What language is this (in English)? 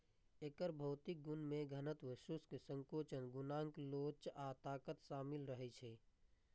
Maithili